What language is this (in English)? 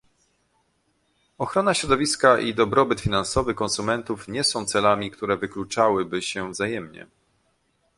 Polish